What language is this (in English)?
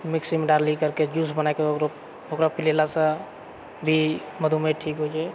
Maithili